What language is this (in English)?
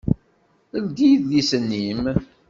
Kabyle